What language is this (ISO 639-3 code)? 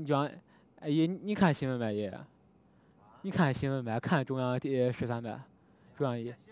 zho